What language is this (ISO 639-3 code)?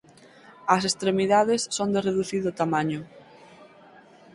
glg